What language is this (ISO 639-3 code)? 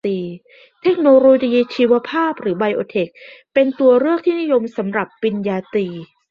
tha